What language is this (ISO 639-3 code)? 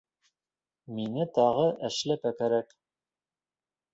bak